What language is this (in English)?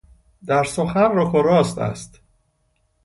Persian